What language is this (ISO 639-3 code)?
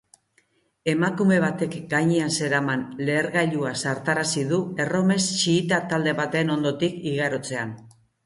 eus